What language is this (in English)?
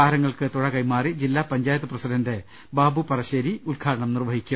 Malayalam